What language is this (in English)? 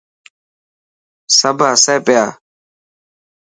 Dhatki